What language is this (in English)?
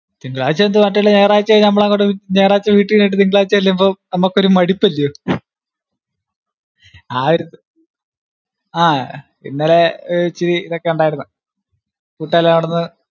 Malayalam